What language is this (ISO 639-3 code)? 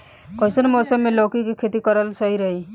bho